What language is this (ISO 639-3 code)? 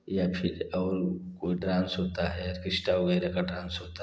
hin